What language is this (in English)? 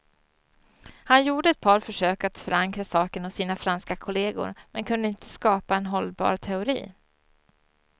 Swedish